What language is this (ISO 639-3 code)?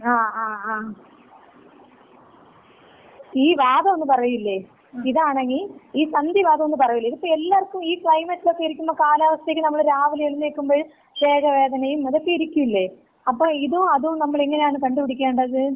mal